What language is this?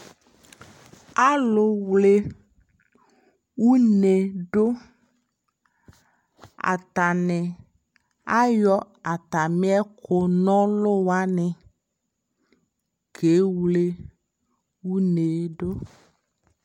Ikposo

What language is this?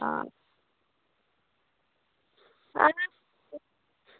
Dogri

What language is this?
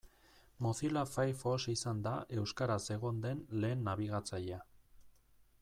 Basque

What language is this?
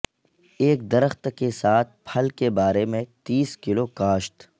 Urdu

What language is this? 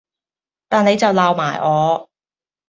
Cantonese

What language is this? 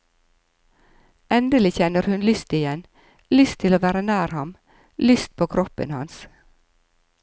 Norwegian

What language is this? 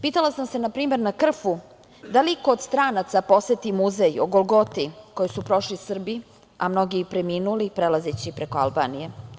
Serbian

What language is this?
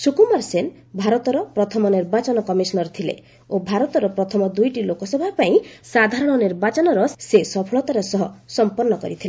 Odia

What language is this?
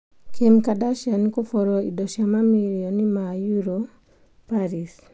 Kikuyu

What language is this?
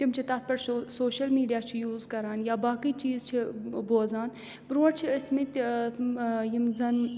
Kashmiri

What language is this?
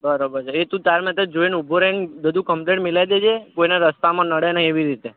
Gujarati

